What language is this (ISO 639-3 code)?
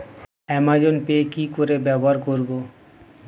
ben